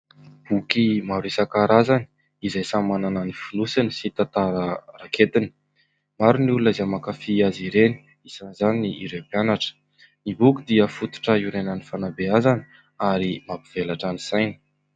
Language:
Malagasy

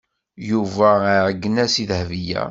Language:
Kabyle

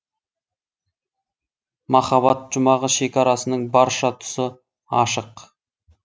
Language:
Kazakh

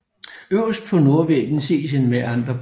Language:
Danish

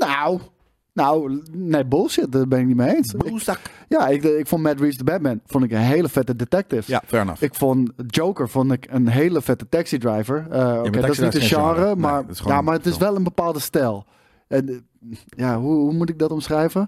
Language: Dutch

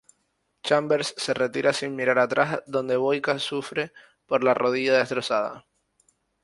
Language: Spanish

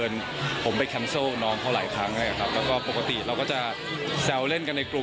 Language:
Thai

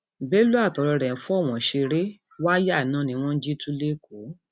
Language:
Yoruba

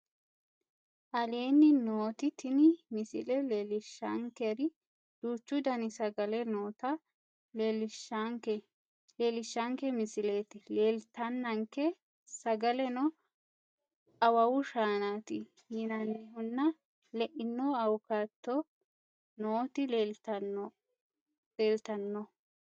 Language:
Sidamo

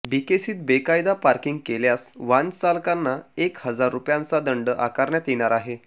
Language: Marathi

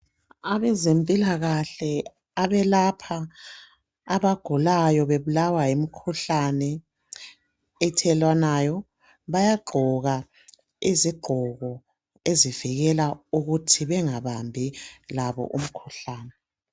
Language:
North Ndebele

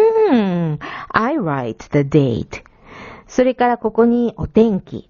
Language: Japanese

